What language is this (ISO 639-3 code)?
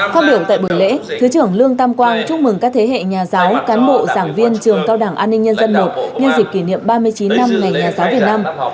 vie